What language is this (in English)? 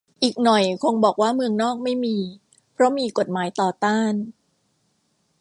Thai